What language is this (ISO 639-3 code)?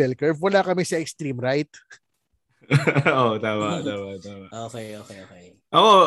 fil